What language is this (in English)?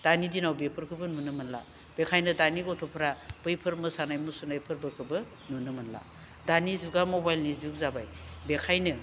Bodo